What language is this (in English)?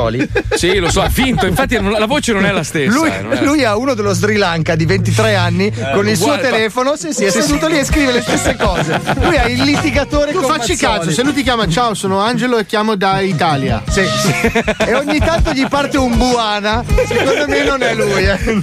Italian